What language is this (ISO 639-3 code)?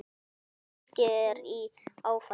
isl